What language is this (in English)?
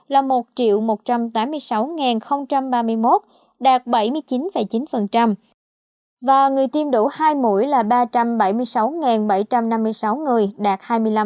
Vietnamese